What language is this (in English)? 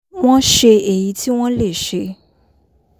Yoruba